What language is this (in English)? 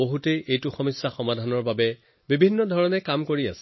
Assamese